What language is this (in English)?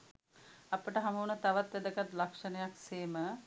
Sinhala